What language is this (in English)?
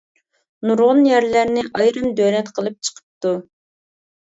Uyghur